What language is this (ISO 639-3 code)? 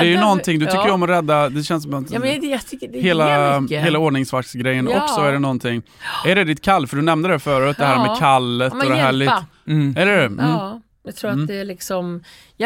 swe